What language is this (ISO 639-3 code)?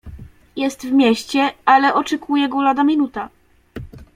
pol